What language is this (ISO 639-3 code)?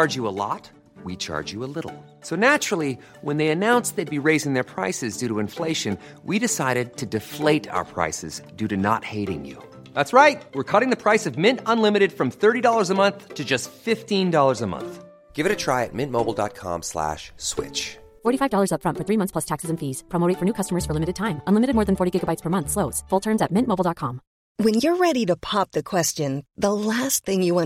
nld